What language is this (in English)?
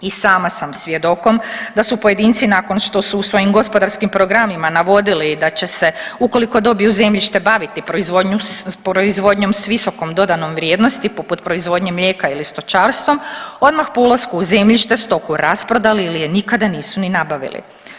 Croatian